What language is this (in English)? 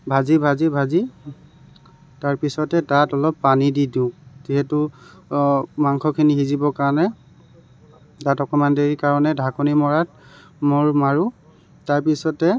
Assamese